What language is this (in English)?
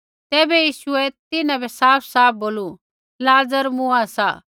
Kullu Pahari